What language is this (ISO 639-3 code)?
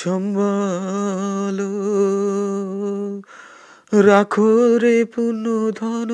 ben